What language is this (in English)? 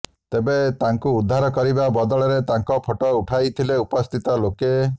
Odia